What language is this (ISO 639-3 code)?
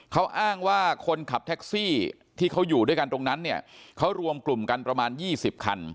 tha